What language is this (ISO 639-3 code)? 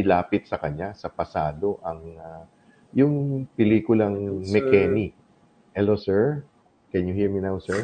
fil